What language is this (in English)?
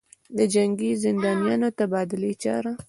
Pashto